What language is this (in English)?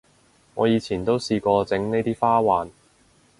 Cantonese